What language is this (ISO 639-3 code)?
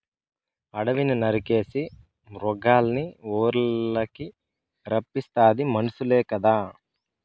tel